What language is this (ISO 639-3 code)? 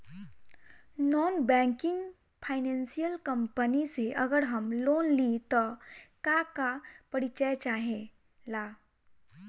bho